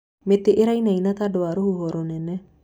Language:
Kikuyu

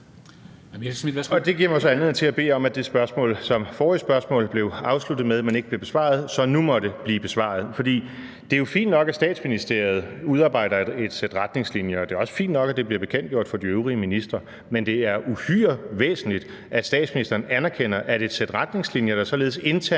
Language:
Danish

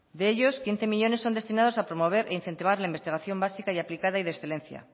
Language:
Spanish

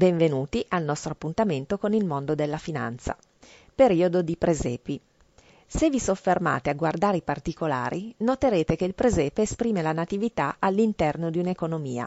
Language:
Italian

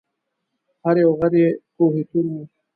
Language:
Pashto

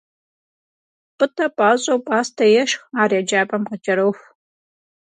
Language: Kabardian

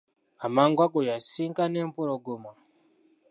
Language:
Ganda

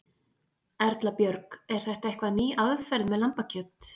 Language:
Icelandic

